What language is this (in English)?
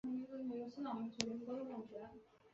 Chinese